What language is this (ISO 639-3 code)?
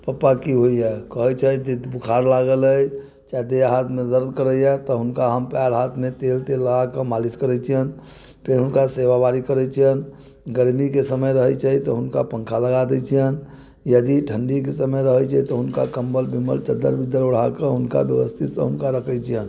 mai